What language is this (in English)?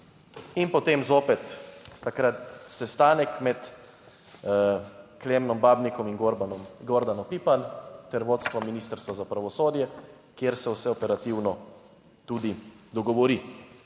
Slovenian